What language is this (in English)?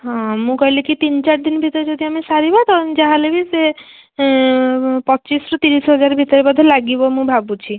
Odia